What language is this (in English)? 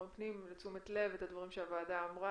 Hebrew